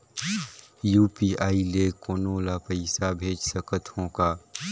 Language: Chhattisgarhi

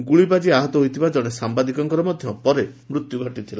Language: Odia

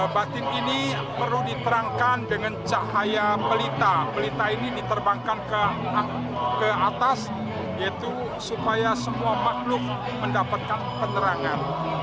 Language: Indonesian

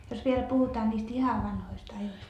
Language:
Finnish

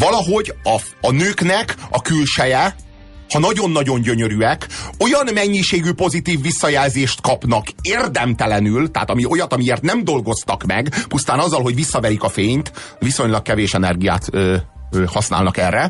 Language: Hungarian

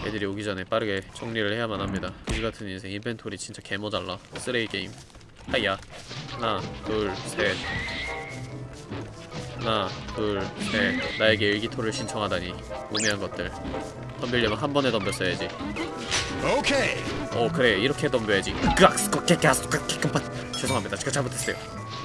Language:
Korean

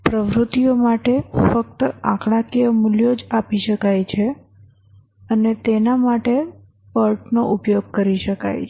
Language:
Gujarati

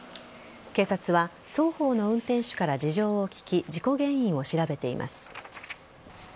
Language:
Japanese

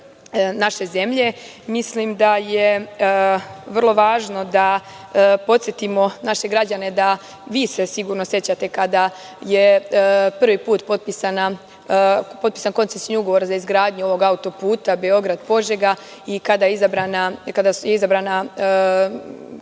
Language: Serbian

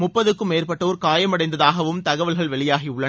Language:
Tamil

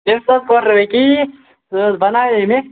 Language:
Kashmiri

